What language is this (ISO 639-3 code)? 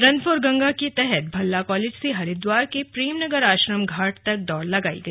hin